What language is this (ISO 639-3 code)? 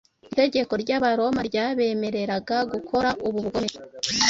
kin